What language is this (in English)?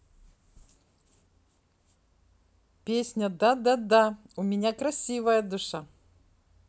Russian